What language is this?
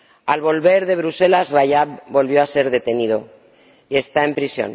Spanish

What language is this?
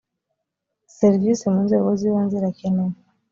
Kinyarwanda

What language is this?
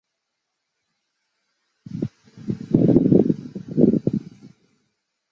Chinese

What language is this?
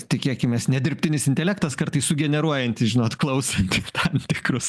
Lithuanian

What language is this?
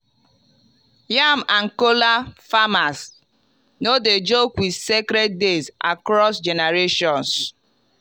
Nigerian Pidgin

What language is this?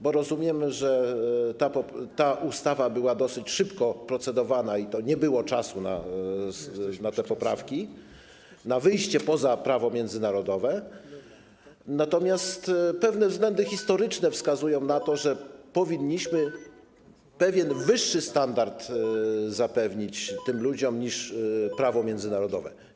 Polish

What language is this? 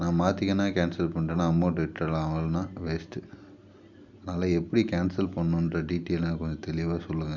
Tamil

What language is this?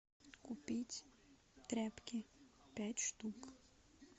Russian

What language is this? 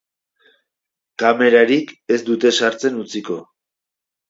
Basque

